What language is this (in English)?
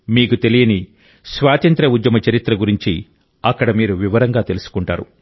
Telugu